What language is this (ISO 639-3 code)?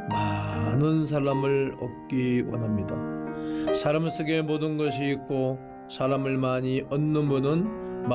kor